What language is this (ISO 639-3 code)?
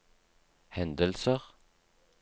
nor